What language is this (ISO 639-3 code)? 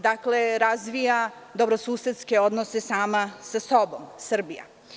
srp